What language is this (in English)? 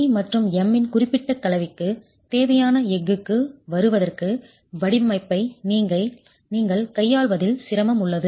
Tamil